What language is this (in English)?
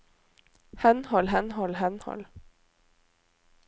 Norwegian